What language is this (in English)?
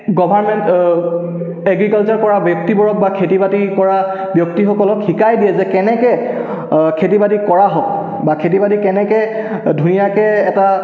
Assamese